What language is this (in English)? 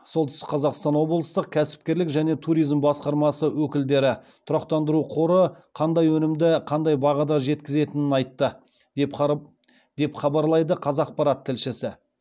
Kazakh